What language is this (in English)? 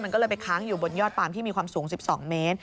Thai